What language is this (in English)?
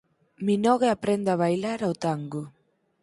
Galician